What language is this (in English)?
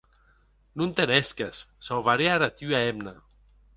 Occitan